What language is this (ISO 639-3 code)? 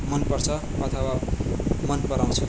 nep